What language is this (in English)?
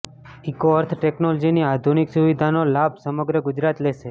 Gujarati